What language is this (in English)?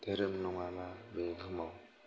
Bodo